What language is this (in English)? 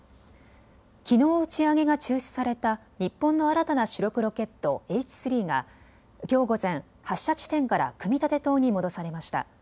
Japanese